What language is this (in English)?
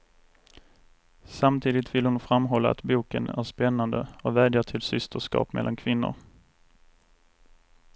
Swedish